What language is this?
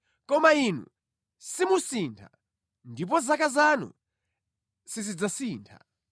Nyanja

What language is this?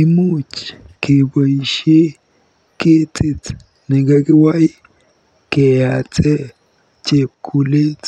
Kalenjin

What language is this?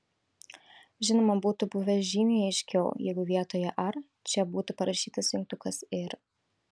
Lithuanian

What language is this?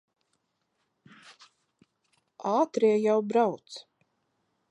Latvian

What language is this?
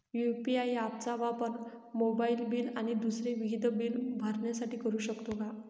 Marathi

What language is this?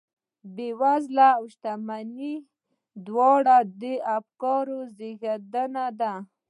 Pashto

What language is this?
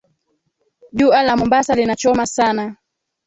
Swahili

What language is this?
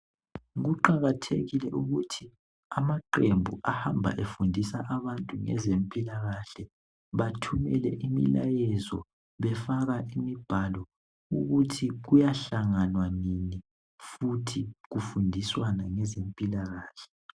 North Ndebele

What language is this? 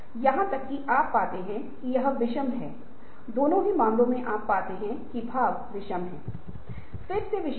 Hindi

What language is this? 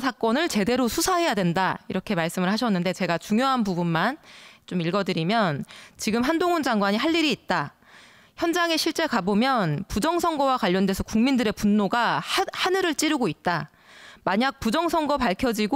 Korean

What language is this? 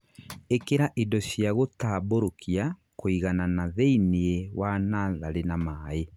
Kikuyu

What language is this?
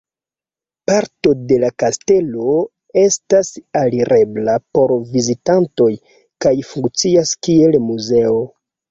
Esperanto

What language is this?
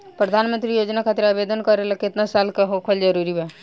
Bhojpuri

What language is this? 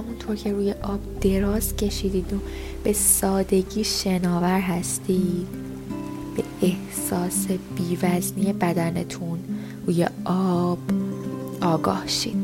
Persian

